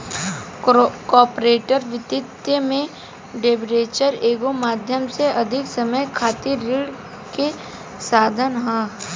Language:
Bhojpuri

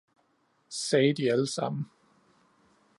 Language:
Danish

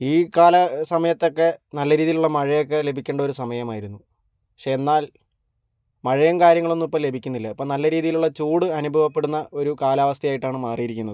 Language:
Malayalam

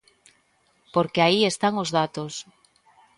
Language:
Galician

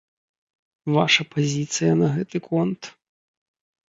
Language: Belarusian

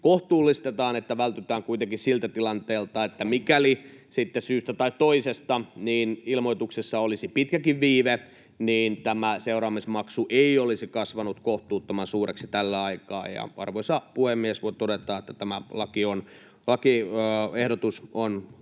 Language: Finnish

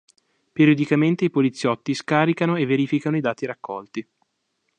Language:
Italian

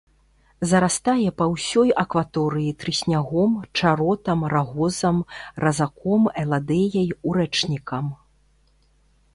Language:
Belarusian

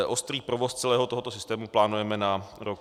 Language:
Czech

